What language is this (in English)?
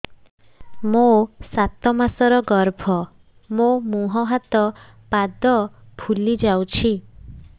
Odia